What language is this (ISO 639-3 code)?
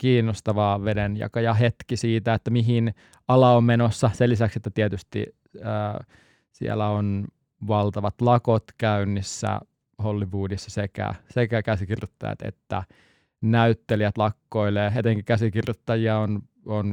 fin